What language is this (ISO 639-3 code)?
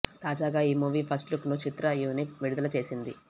tel